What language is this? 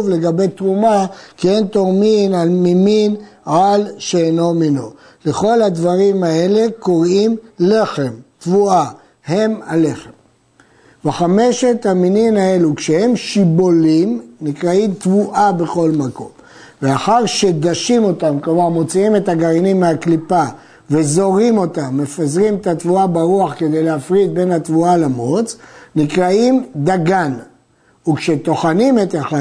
Hebrew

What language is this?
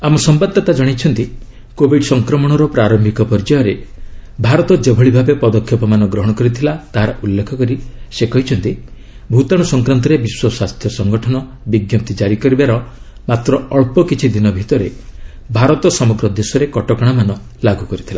Odia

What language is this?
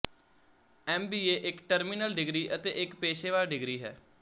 Punjabi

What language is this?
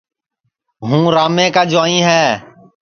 Sansi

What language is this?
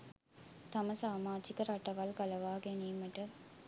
Sinhala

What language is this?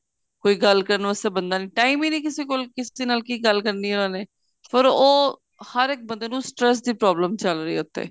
Punjabi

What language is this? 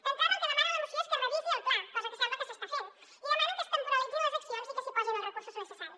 Catalan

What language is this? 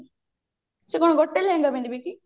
Odia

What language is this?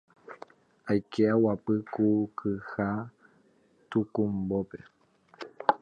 Guarani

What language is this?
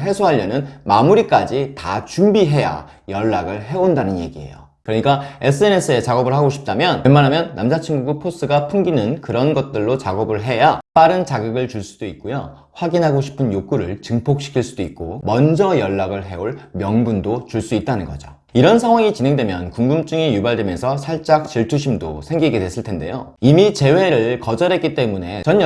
Korean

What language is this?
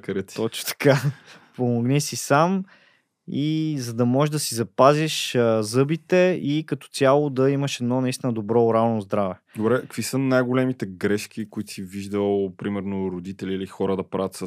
Bulgarian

